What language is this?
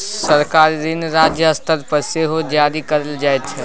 Maithili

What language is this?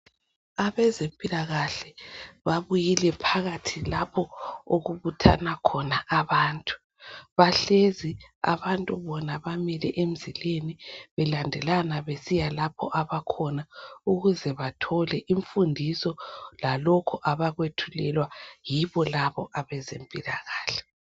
North Ndebele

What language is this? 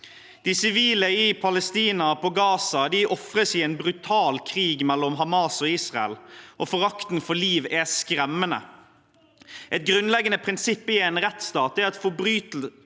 Norwegian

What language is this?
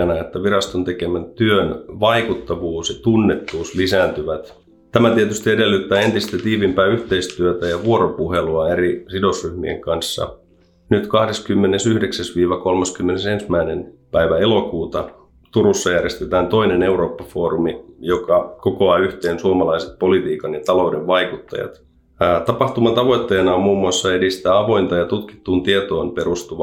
Finnish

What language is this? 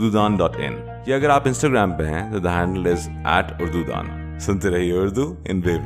Urdu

